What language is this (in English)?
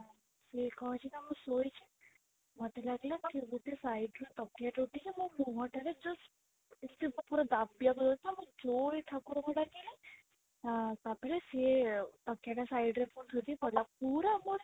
Odia